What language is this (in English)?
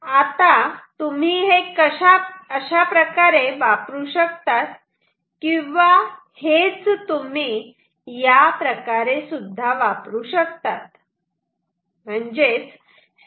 Marathi